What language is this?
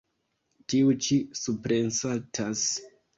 Esperanto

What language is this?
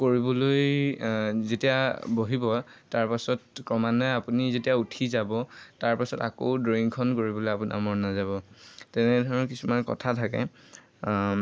Assamese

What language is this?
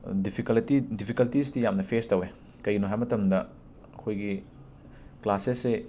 Manipuri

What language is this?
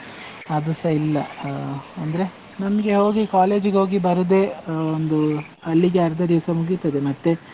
Kannada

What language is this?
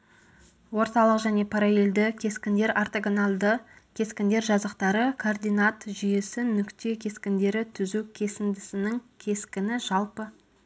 Kazakh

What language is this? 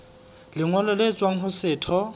Southern Sotho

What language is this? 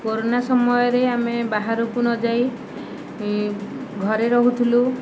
Odia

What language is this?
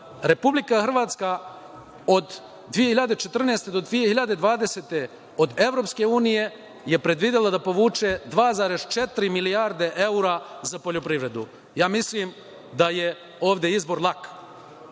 Serbian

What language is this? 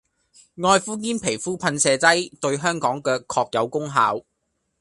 Cantonese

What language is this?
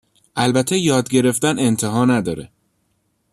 Persian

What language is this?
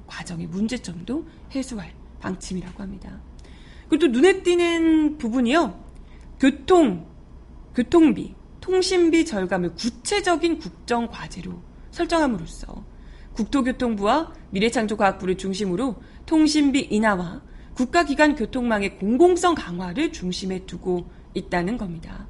Korean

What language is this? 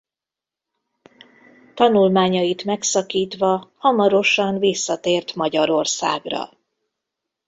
Hungarian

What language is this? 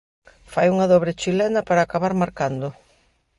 Galician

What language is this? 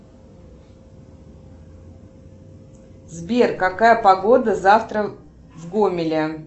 Russian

